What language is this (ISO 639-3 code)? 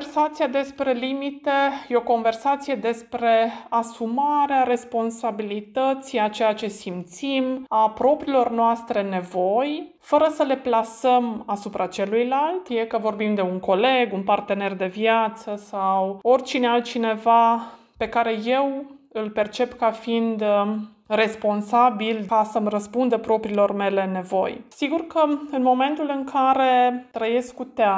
ron